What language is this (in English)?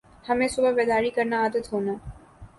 Urdu